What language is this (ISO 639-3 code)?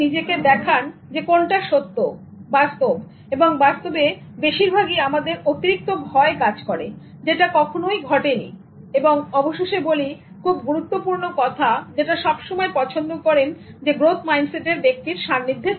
ben